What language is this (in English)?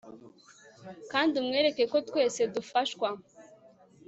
Kinyarwanda